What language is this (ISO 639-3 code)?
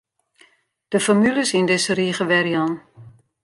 fry